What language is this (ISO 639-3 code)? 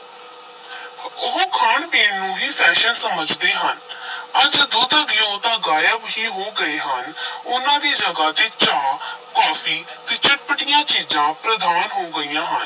pan